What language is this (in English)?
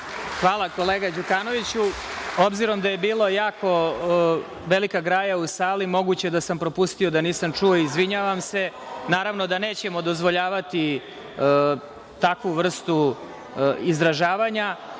Serbian